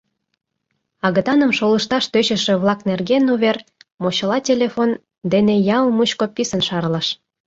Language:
Mari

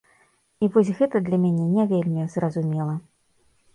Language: Belarusian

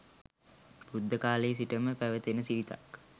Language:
Sinhala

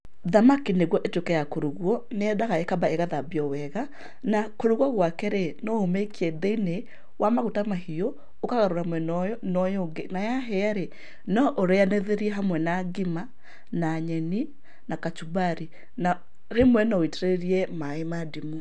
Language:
Kikuyu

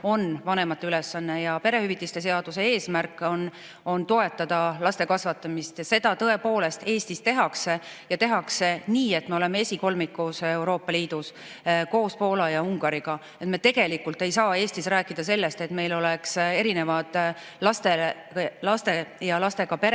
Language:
Estonian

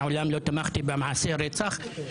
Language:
Hebrew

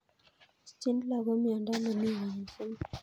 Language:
Kalenjin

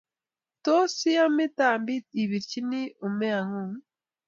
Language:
Kalenjin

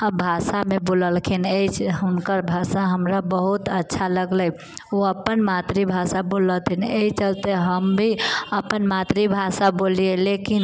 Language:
Maithili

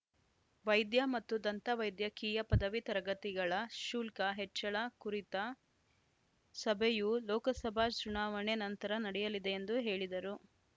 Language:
Kannada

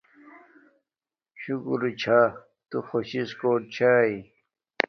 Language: Domaaki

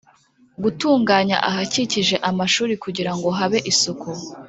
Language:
Kinyarwanda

